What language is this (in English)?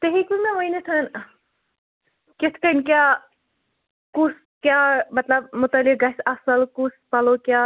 Kashmiri